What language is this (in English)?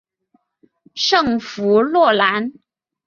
Chinese